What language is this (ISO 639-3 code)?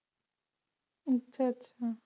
pan